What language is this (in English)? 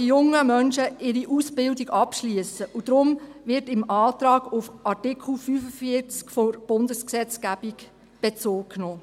Swiss German